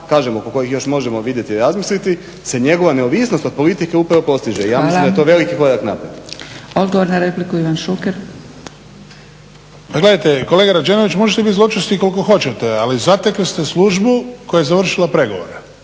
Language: Croatian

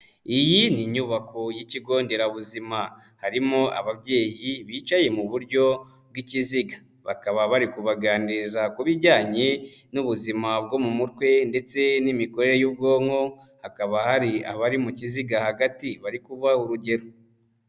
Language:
Kinyarwanda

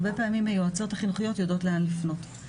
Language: Hebrew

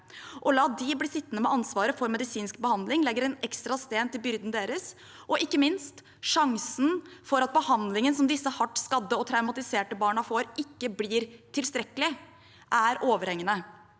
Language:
Norwegian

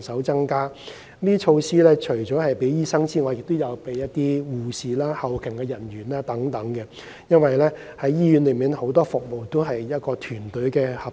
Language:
Cantonese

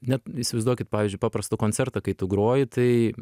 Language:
Lithuanian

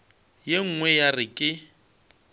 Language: Northern Sotho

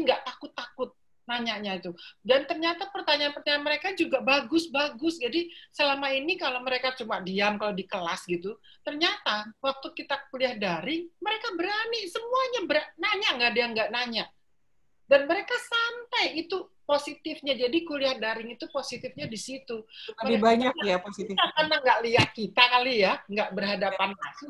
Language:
Indonesian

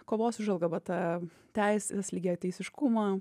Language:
Lithuanian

